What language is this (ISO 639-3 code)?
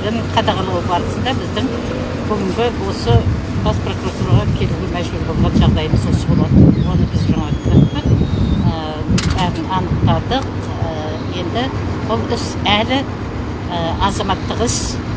kaz